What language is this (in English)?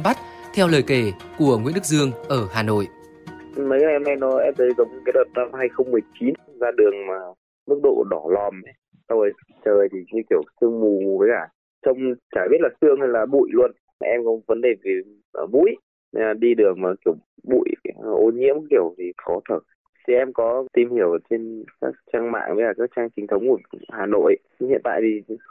Vietnamese